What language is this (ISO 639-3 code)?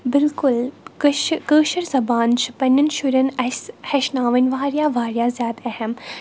kas